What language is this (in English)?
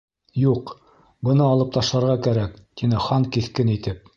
Bashkir